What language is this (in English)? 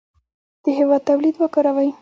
Pashto